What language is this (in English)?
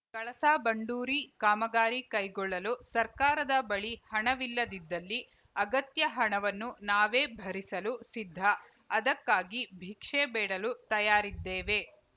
Kannada